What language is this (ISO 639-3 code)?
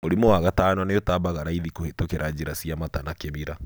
kik